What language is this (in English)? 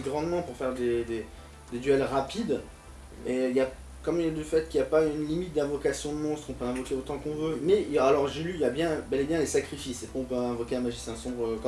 French